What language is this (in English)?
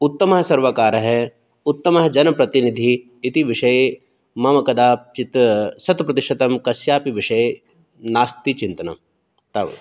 Sanskrit